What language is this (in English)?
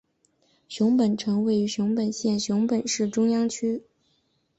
Chinese